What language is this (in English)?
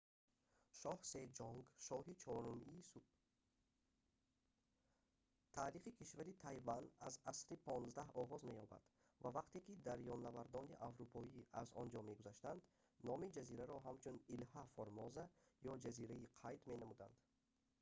Tajik